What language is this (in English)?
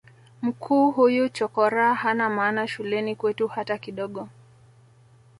Swahili